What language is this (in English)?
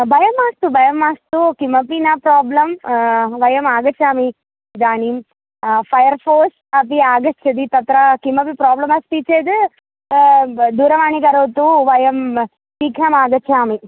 Sanskrit